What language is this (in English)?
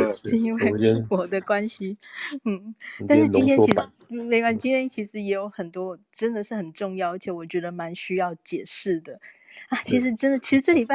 Chinese